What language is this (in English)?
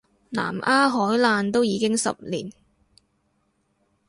Cantonese